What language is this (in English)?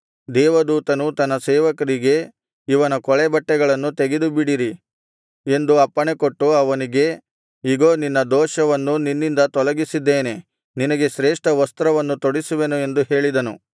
Kannada